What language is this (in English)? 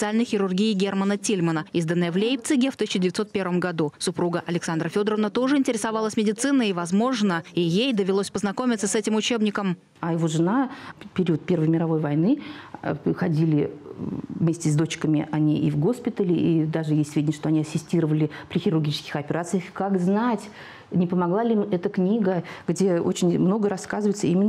Russian